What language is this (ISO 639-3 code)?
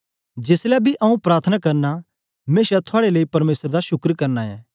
doi